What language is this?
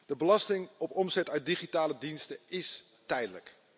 Dutch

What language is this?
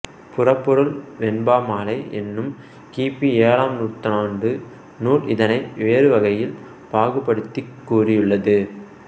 Tamil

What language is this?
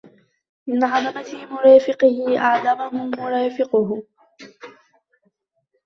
Arabic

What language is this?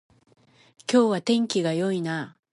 Japanese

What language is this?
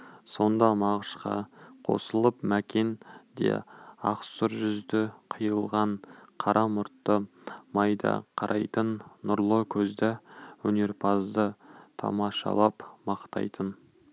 Kazakh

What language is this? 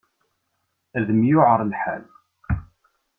Kabyle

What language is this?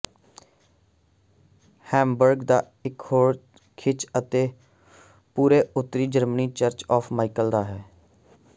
Punjabi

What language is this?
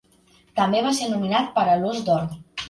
Catalan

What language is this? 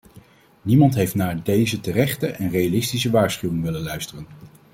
Dutch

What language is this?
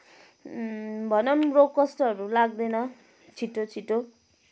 Nepali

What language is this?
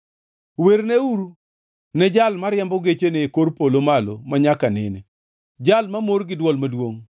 Luo (Kenya and Tanzania)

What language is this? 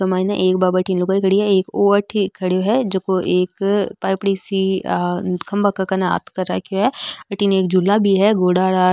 Marwari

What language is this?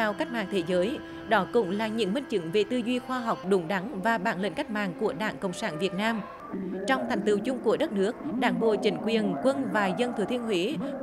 Vietnamese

